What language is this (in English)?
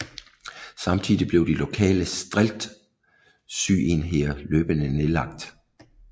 Danish